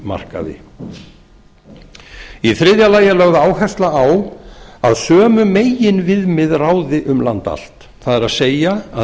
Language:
Icelandic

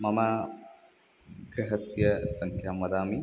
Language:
Sanskrit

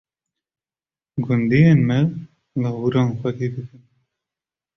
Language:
Kurdish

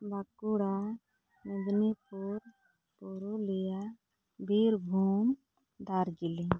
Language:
Santali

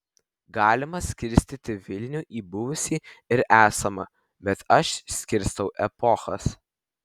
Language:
Lithuanian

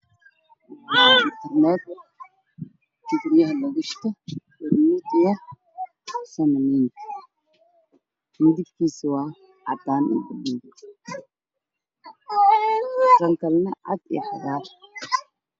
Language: Somali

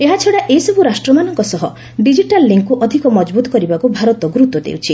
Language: Odia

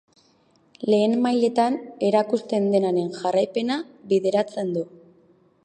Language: Basque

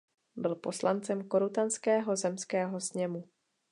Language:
Czech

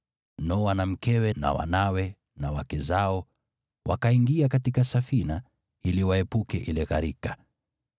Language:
Swahili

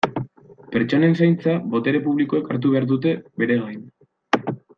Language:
Basque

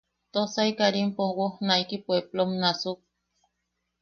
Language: Yaqui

